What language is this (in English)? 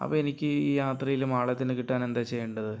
Malayalam